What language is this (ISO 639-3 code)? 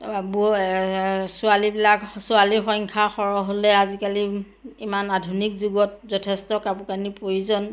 asm